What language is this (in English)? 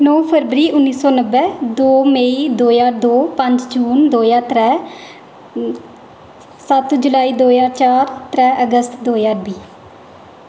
Dogri